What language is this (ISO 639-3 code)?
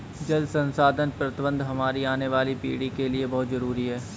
hin